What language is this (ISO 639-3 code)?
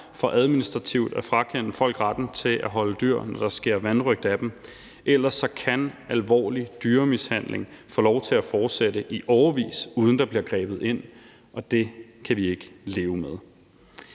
dan